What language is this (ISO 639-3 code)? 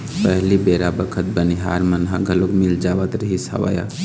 hne